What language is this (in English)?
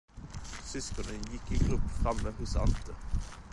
Swedish